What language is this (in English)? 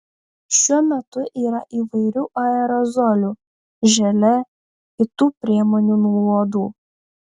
Lithuanian